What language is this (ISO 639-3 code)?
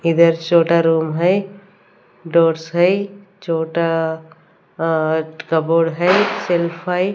hin